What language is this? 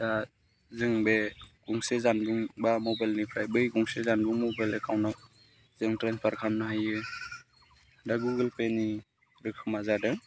Bodo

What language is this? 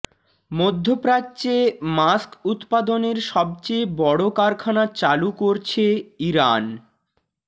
Bangla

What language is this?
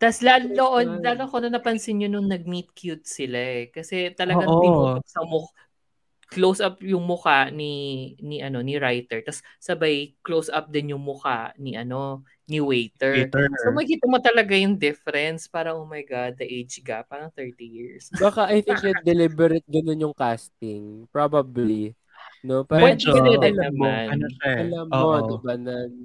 Filipino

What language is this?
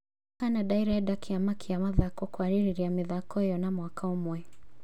Kikuyu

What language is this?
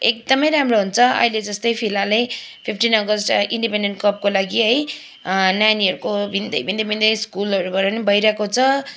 Nepali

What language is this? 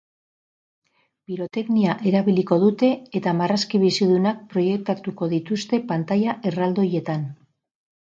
Basque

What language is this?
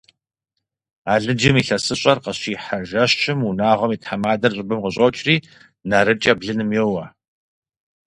Kabardian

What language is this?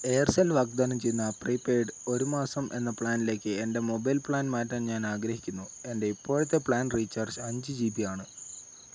Malayalam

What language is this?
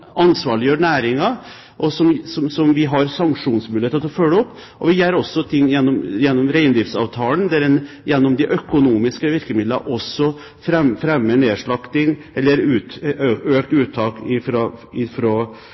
Norwegian Bokmål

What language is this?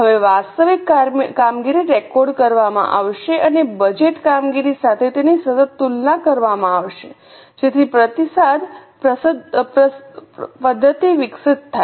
Gujarati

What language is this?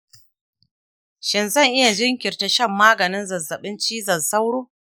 Hausa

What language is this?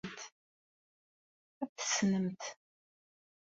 Kabyle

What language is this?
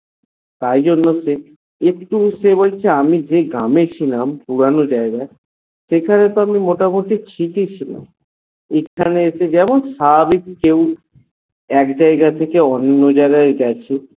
Bangla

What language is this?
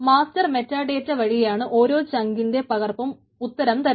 Malayalam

